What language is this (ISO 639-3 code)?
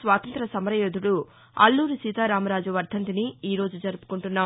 tel